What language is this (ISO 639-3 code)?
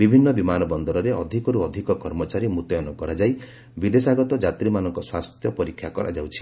ori